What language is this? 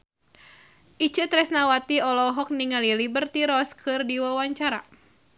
Sundanese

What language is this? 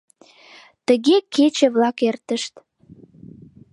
Mari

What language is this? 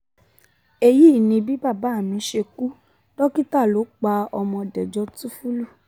Yoruba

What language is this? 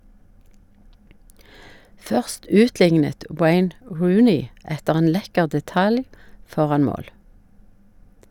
Norwegian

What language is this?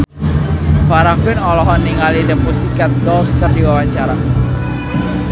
Sundanese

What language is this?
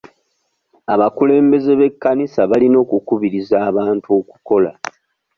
Ganda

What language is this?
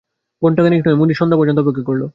Bangla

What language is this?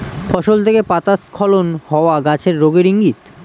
Bangla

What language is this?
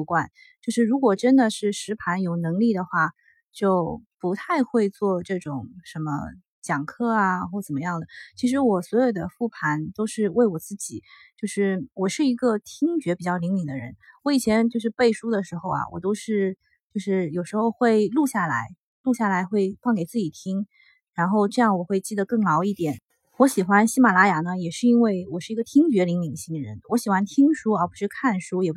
Chinese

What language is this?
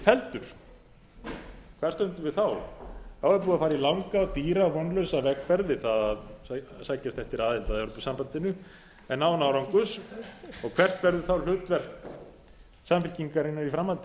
Icelandic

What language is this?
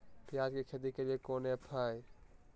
Magahi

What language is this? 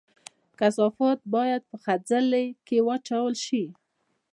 Pashto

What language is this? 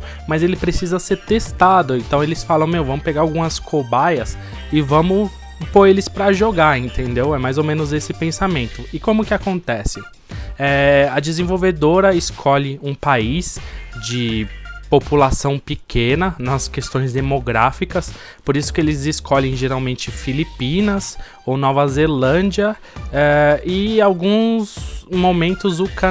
Portuguese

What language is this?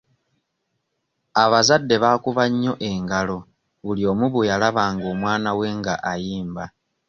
Ganda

